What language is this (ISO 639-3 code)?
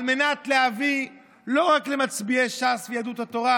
heb